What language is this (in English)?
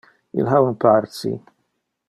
Interlingua